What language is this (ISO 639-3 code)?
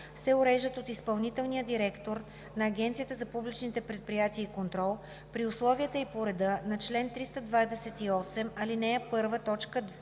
bul